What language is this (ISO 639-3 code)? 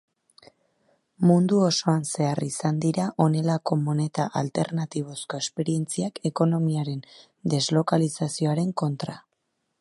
eus